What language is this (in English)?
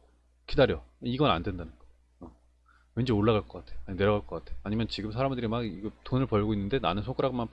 Korean